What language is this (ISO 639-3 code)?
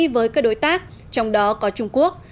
vie